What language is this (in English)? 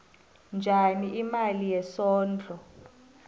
South Ndebele